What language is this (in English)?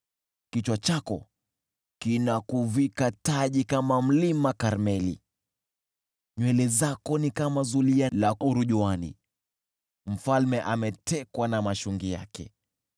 Swahili